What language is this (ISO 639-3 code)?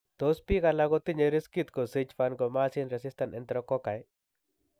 kln